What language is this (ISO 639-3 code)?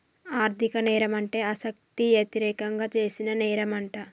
tel